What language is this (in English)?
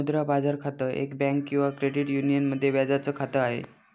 Marathi